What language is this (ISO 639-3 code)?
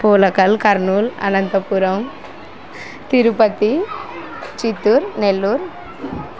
tel